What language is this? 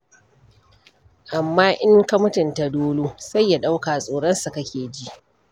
Hausa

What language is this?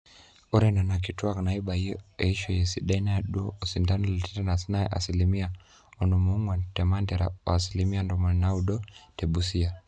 Masai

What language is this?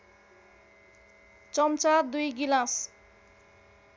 Nepali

